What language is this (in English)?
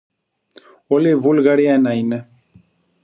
Greek